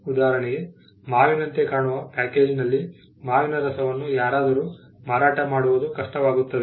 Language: Kannada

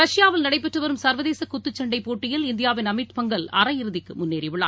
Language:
Tamil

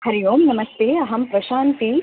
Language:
Sanskrit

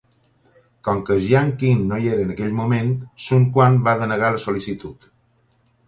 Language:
Catalan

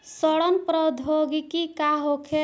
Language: Bhojpuri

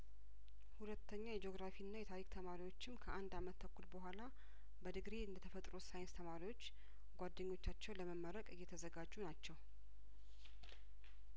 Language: Amharic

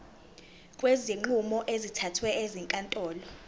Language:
Zulu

